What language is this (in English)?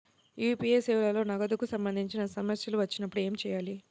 Telugu